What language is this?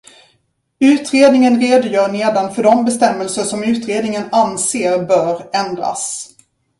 Swedish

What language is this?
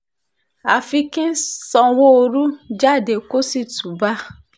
Yoruba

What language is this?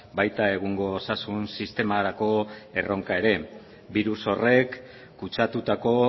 Basque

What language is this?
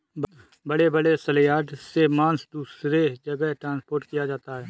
Hindi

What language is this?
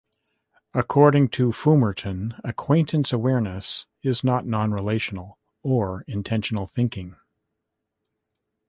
English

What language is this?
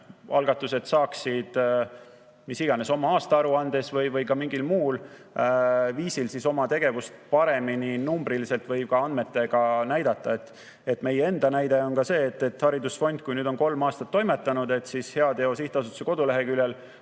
Estonian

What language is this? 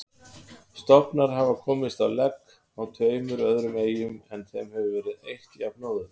Icelandic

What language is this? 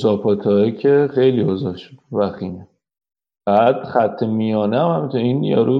Persian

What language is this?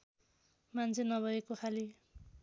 Nepali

